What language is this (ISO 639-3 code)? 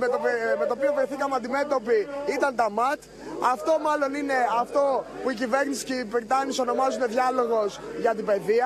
ell